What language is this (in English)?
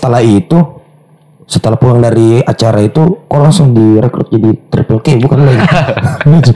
Indonesian